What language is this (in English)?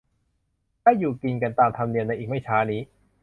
Thai